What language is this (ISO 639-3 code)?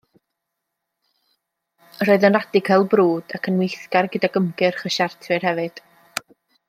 cym